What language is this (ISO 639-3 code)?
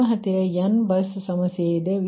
kan